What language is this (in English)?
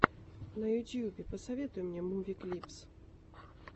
Russian